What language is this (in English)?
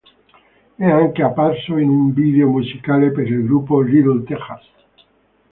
Italian